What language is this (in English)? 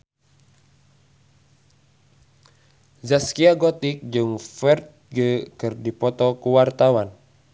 Sundanese